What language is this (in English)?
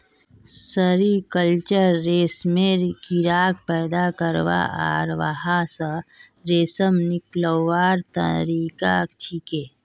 Magahi